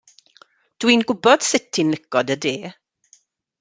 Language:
Welsh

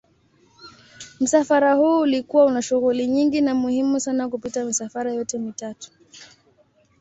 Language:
Swahili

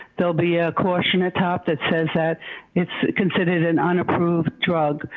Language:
English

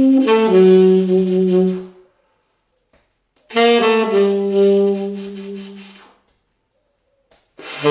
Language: English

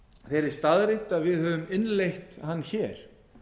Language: Icelandic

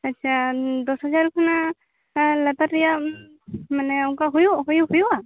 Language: Santali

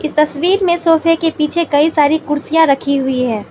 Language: Hindi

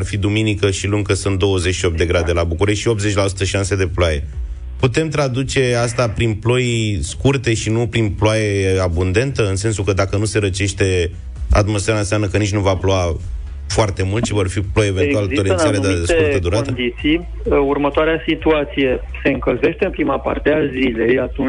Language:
Romanian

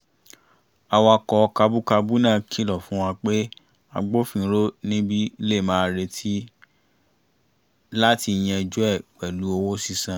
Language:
Yoruba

